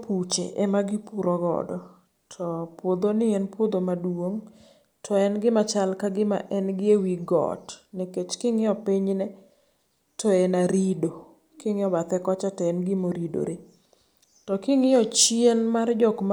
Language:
Luo (Kenya and Tanzania)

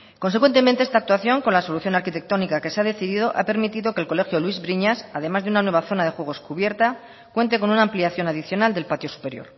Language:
Spanish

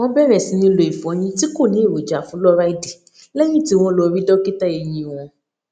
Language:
Yoruba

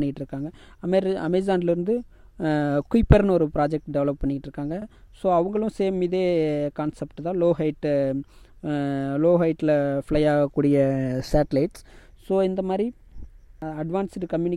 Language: Tamil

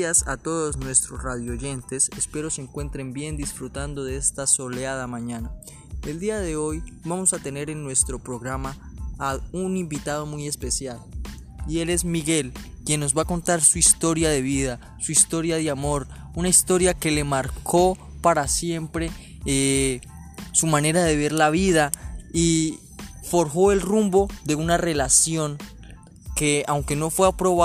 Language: Spanish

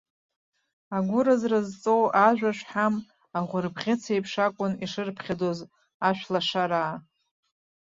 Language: Abkhazian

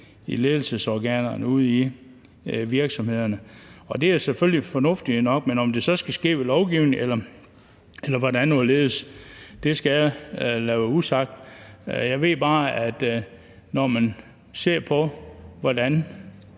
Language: Danish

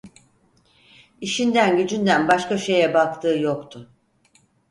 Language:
Turkish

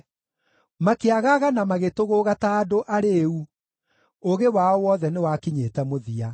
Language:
Kikuyu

